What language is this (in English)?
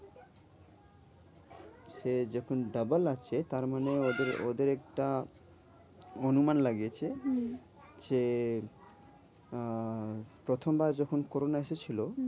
Bangla